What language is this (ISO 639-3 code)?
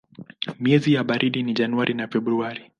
swa